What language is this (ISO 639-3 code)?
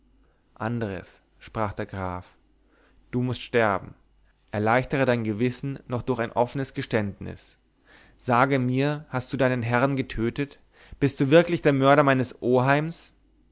deu